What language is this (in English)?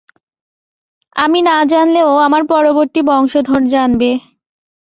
Bangla